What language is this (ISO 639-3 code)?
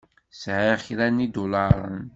kab